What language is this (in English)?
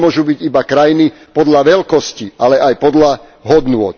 Slovak